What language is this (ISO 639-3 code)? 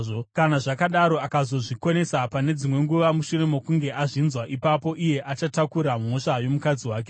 sna